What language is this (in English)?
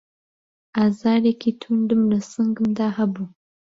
Central Kurdish